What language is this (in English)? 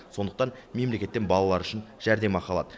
Kazakh